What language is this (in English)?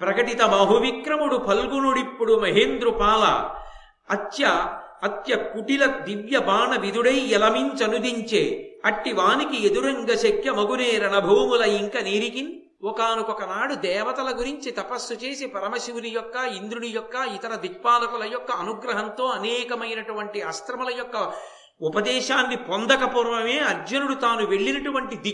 Telugu